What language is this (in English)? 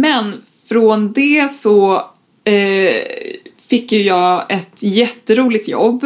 Swedish